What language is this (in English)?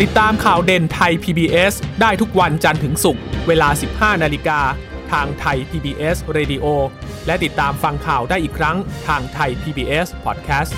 Thai